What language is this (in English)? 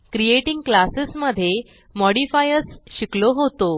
Marathi